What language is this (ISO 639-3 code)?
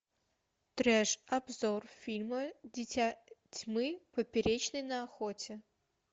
rus